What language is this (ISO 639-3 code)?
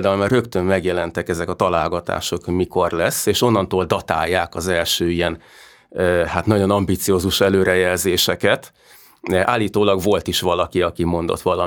hun